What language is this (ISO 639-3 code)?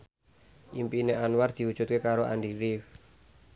jav